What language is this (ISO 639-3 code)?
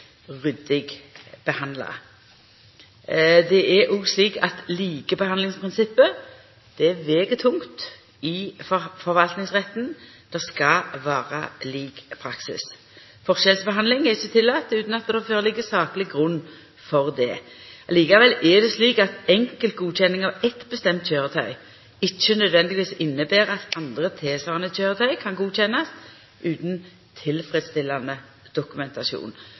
nno